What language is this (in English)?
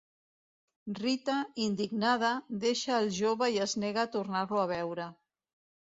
Catalan